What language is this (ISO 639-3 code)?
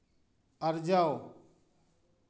sat